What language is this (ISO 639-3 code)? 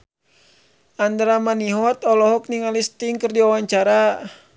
sun